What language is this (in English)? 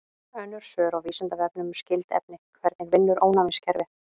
Icelandic